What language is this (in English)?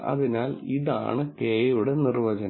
Malayalam